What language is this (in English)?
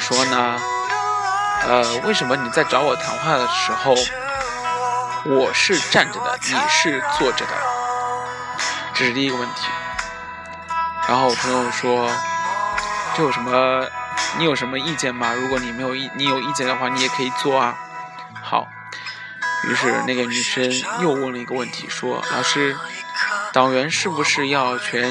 Chinese